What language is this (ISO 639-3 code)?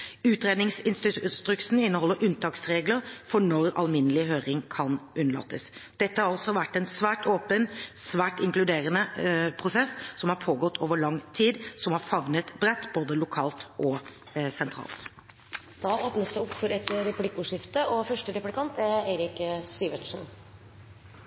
nob